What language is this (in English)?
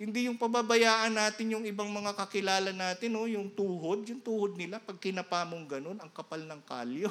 Filipino